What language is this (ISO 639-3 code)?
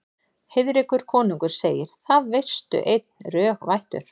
isl